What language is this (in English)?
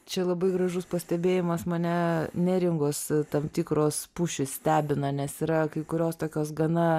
Lithuanian